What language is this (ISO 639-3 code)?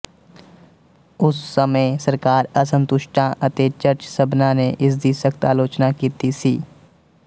pan